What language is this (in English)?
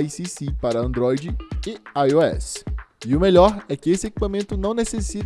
Portuguese